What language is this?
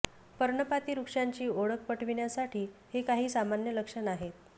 Marathi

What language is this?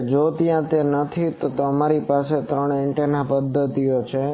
Gujarati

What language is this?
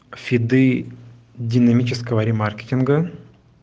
Russian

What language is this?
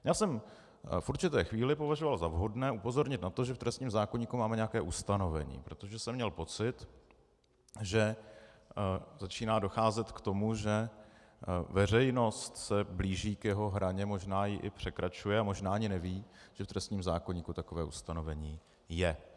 Czech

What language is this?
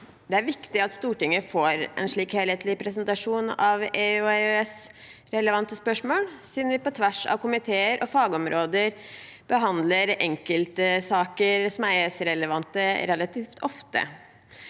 Norwegian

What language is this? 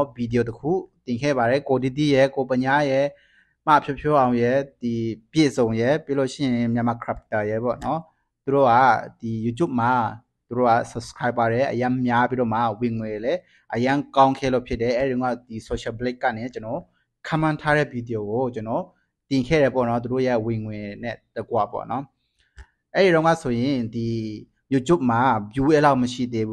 Thai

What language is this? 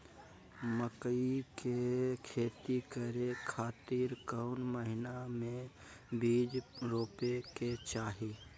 Magahi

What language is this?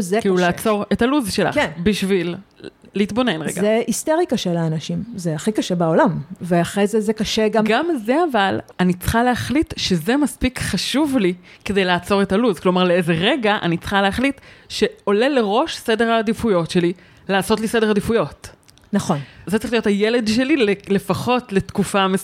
Hebrew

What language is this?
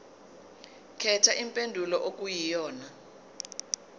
Zulu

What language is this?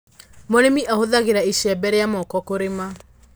Kikuyu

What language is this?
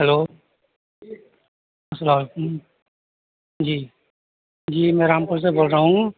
Urdu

